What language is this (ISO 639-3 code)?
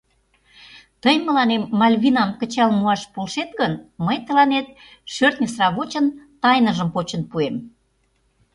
chm